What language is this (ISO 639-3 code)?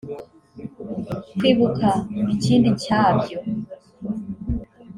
kin